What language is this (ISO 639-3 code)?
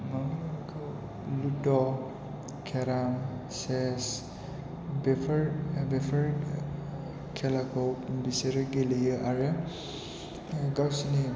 brx